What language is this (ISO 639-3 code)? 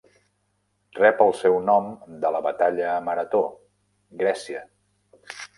cat